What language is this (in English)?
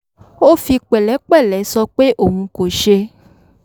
Yoruba